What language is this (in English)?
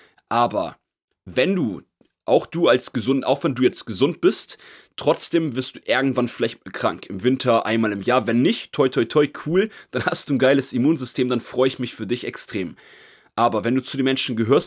German